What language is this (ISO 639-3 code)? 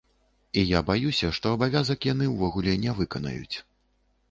bel